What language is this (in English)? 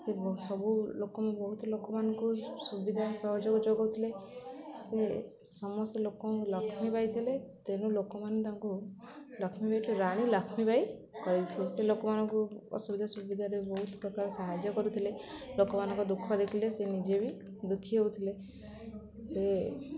Odia